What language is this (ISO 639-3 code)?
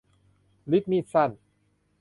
tha